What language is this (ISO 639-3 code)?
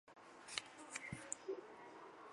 zho